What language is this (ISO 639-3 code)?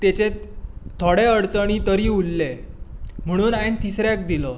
kok